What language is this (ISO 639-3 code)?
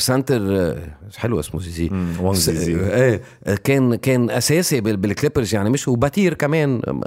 ara